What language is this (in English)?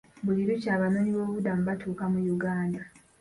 Ganda